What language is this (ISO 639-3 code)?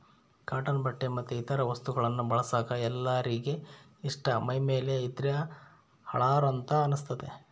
kan